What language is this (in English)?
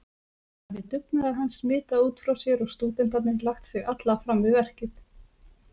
Icelandic